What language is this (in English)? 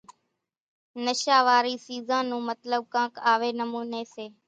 Kachi Koli